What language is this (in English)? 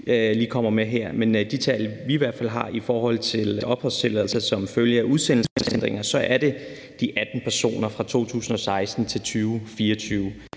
Danish